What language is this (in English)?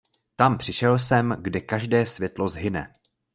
Czech